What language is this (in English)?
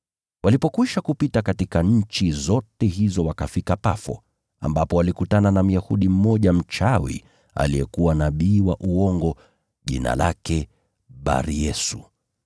Swahili